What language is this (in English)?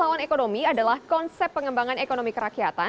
Indonesian